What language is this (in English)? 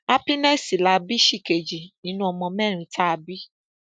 Yoruba